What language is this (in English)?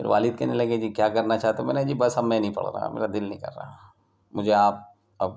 Urdu